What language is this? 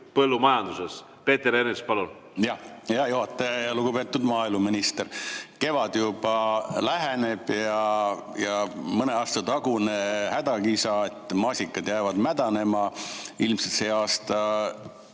Estonian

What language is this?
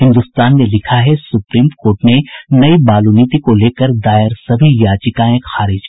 Hindi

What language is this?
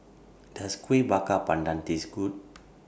English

